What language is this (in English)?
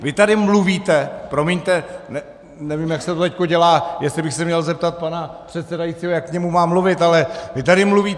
Czech